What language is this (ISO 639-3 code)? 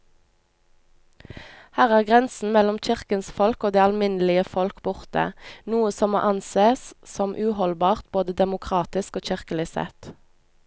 nor